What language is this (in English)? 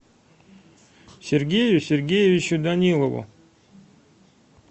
Russian